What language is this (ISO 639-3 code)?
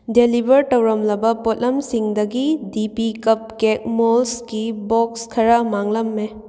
mni